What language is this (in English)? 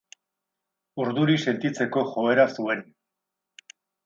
Basque